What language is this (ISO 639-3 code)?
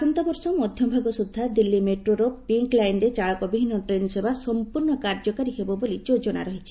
ori